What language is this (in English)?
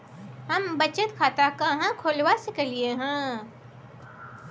Maithili